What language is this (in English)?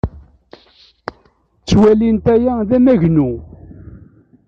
Kabyle